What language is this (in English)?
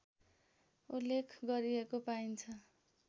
Nepali